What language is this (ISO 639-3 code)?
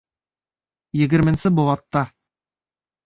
bak